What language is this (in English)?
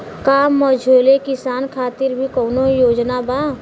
Bhojpuri